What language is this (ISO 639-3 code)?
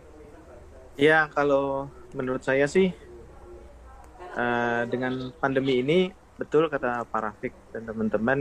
ind